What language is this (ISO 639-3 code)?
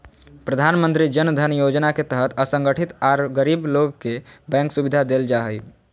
mag